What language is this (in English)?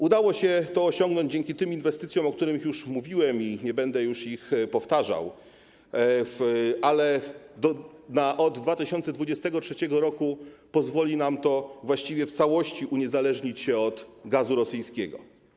Polish